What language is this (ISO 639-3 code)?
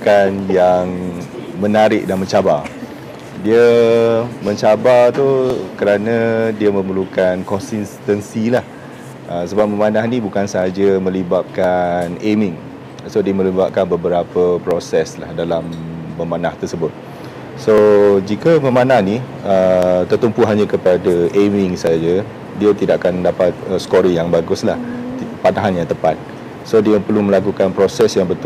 msa